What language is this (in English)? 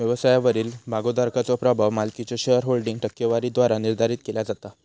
Marathi